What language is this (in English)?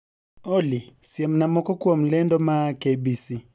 Luo (Kenya and Tanzania)